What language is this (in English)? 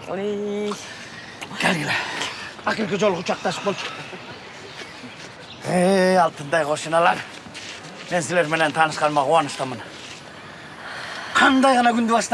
Russian